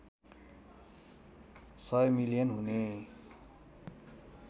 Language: Nepali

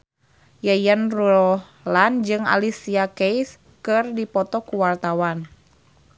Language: Sundanese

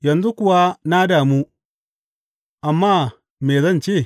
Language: Hausa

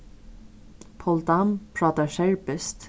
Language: Faroese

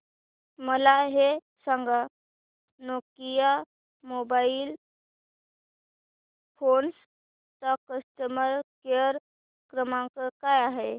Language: Marathi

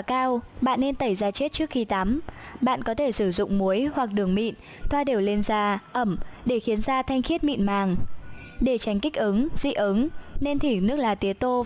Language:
Vietnamese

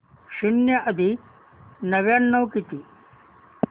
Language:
Marathi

